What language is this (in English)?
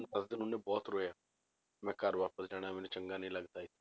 Punjabi